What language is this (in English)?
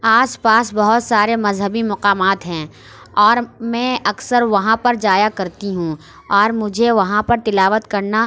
Urdu